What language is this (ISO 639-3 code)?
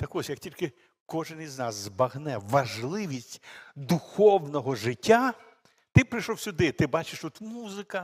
ukr